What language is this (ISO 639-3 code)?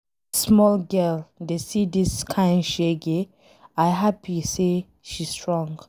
pcm